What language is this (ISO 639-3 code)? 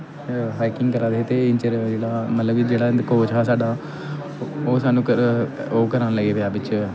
doi